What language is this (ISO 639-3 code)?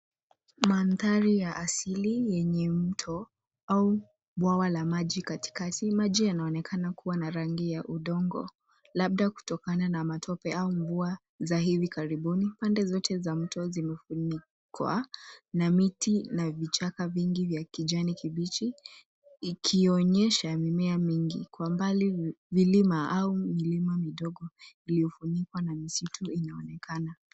swa